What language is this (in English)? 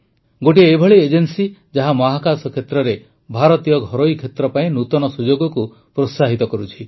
Odia